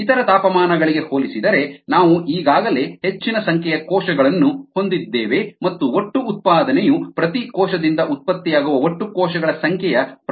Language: Kannada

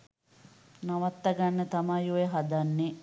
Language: Sinhala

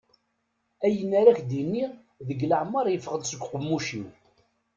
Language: Kabyle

